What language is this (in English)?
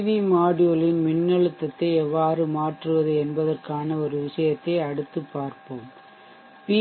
Tamil